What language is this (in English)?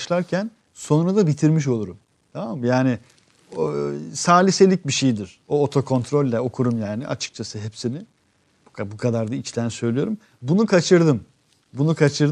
Turkish